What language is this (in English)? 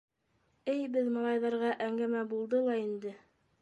Bashkir